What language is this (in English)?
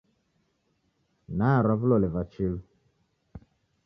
Taita